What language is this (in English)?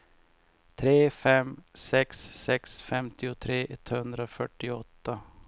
Swedish